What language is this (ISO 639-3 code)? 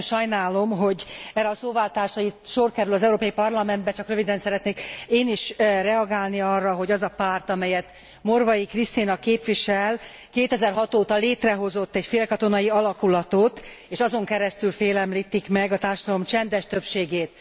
hun